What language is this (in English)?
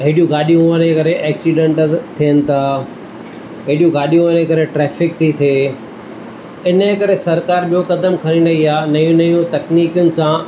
Sindhi